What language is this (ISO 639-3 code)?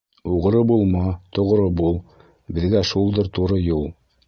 bak